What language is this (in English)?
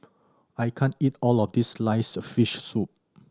English